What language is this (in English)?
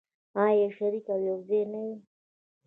Pashto